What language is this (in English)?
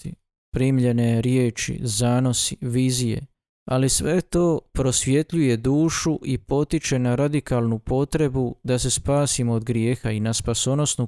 Croatian